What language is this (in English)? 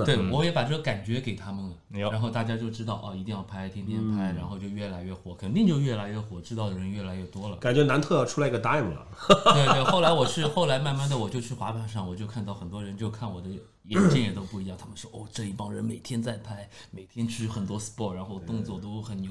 Chinese